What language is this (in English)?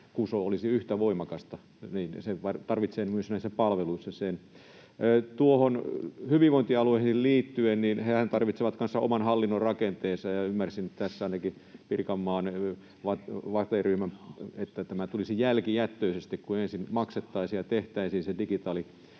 Finnish